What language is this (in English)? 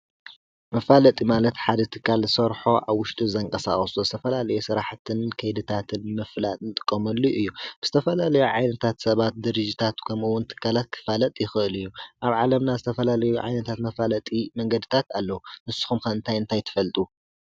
Tigrinya